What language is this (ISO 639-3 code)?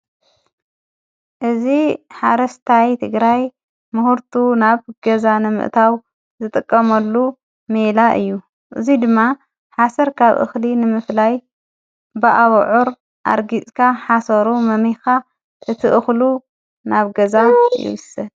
tir